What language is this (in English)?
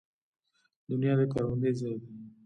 Pashto